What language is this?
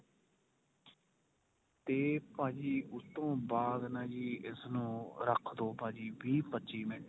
Punjabi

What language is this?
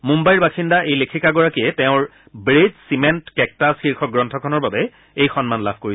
Assamese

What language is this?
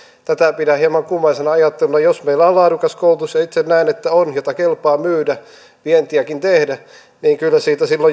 Finnish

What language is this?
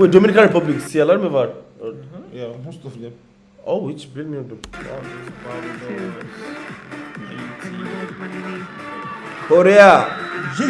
Turkish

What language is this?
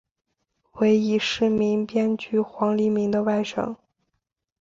Chinese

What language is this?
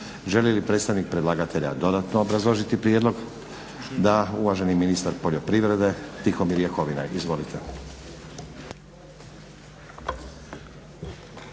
Croatian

